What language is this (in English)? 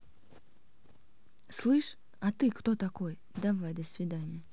Russian